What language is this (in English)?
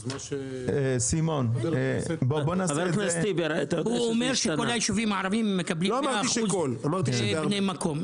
Hebrew